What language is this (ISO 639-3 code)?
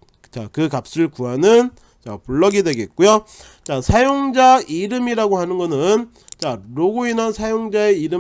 kor